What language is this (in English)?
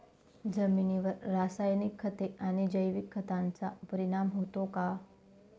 Marathi